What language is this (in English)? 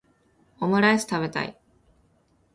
Japanese